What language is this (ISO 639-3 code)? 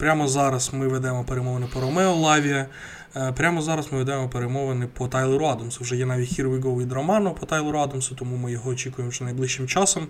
ukr